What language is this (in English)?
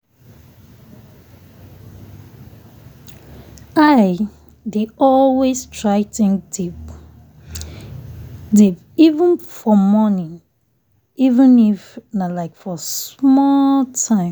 Nigerian Pidgin